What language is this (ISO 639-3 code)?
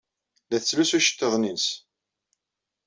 kab